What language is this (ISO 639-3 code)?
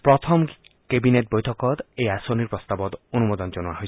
asm